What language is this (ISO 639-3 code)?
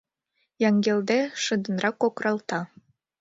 chm